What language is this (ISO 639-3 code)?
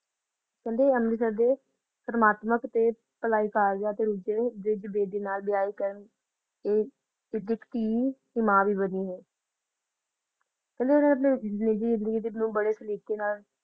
pan